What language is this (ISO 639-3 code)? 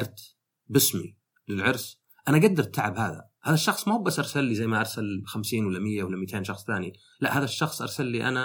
ara